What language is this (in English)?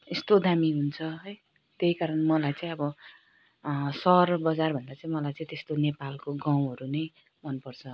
Nepali